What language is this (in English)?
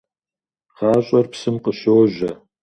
Kabardian